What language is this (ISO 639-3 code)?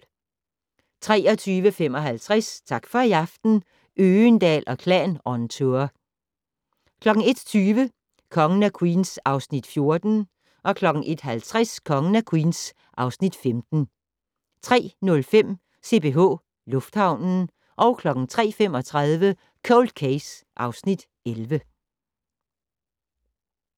dan